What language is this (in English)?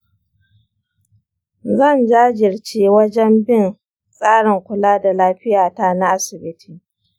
Hausa